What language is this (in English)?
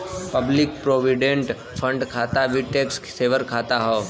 Bhojpuri